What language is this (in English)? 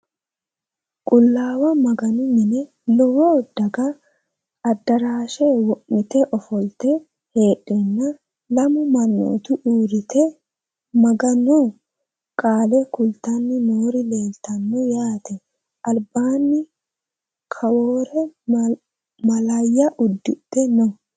Sidamo